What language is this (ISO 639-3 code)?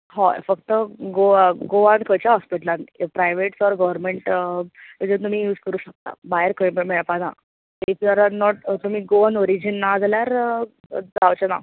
kok